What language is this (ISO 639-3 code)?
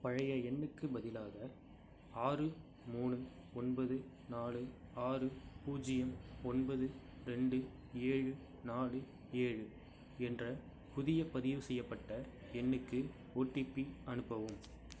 tam